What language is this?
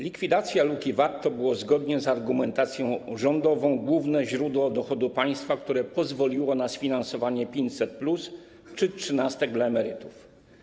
Polish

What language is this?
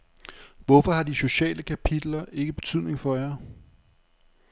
Danish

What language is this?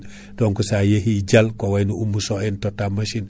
Fula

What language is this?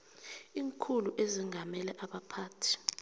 South Ndebele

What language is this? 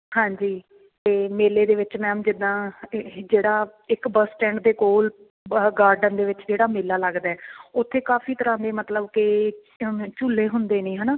Punjabi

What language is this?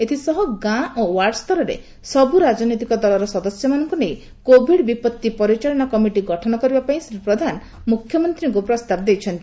Odia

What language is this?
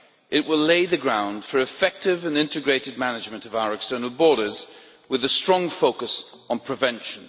English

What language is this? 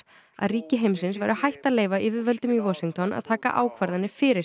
Icelandic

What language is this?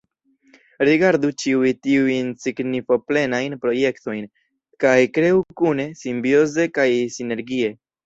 Esperanto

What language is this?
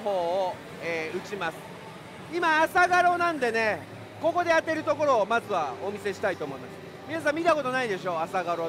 Japanese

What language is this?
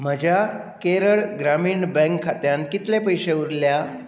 Konkani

